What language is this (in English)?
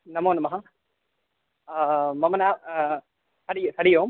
Sanskrit